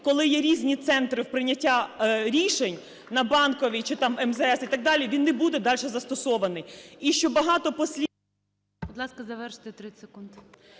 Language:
Ukrainian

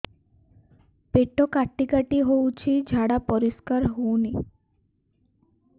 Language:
Odia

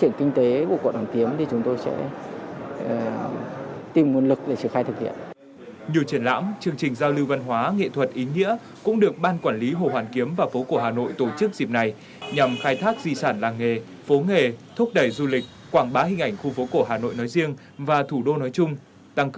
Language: Vietnamese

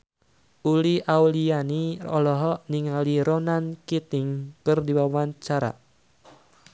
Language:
Sundanese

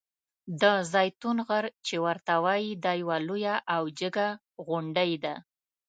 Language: Pashto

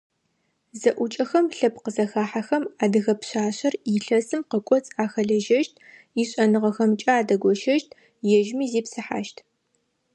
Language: Adyghe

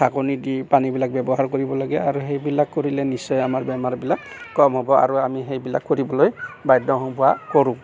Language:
Assamese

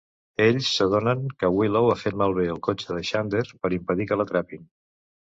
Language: Catalan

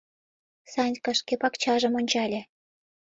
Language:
Mari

